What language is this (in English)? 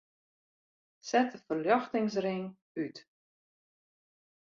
Western Frisian